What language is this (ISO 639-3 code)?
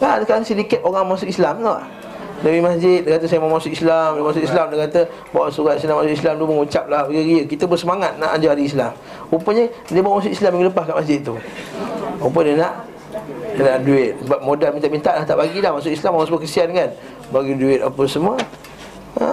msa